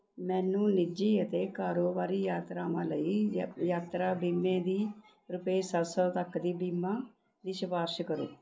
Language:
Punjabi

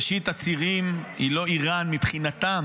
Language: Hebrew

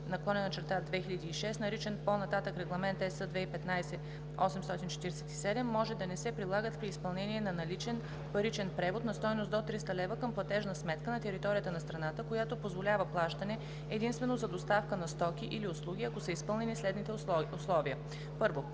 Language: Bulgarian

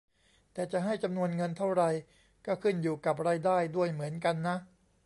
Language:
Thai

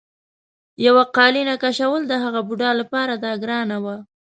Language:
Pashto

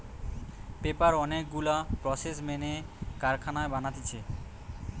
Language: Bangla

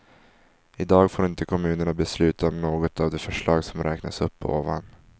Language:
Swedish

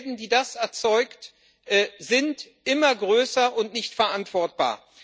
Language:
German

